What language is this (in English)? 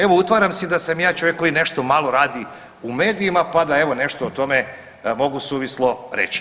Croatian